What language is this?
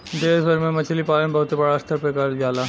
Bhojpuri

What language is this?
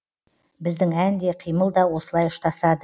Kazakh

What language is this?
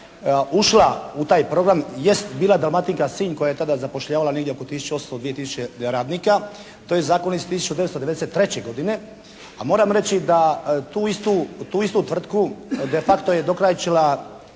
Croatian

